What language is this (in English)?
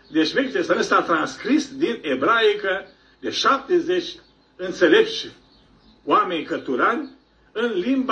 Romanian